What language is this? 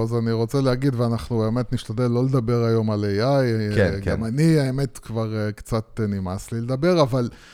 Hebrew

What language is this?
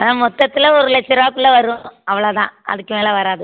Tamil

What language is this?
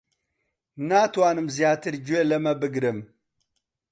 Central Kurdish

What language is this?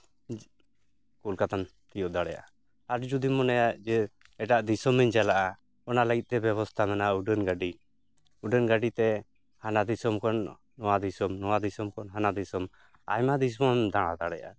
Santali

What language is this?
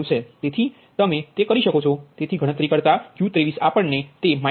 Gujarati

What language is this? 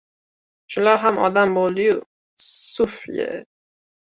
Uzbek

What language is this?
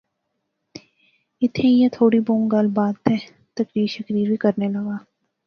Pahari-Potwari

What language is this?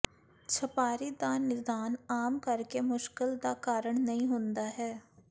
Punjabi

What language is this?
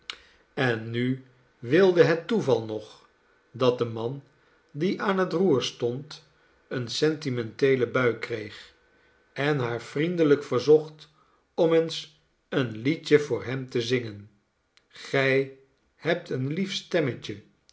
Dutch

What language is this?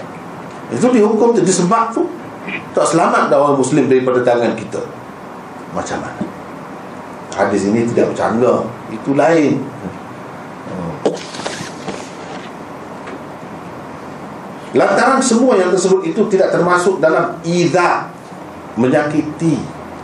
Malay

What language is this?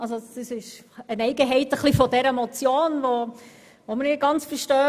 Swiss German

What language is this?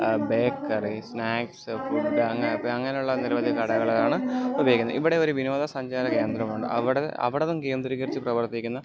Malayalam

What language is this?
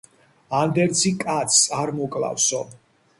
Georgian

